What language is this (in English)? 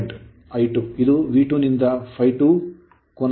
Kannada